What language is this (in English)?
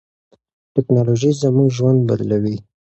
Pashto